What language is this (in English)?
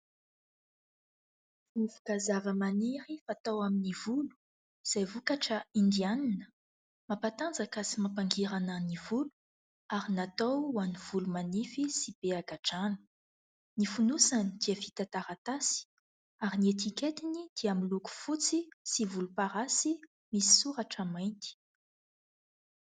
Malagasy